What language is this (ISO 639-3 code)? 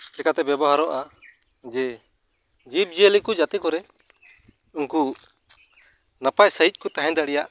sat